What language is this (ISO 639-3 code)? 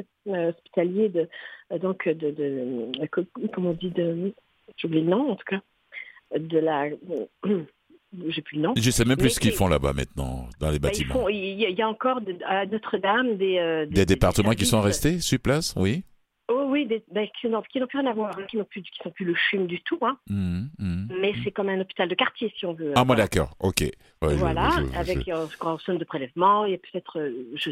fra